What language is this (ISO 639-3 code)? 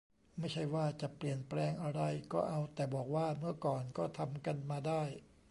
tha